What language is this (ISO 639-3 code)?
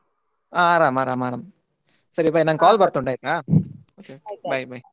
kan